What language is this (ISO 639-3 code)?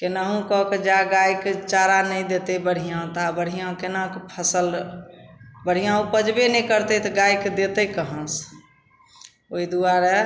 mai